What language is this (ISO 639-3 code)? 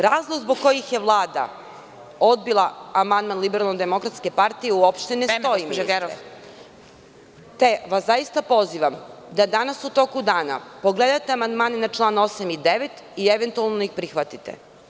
srp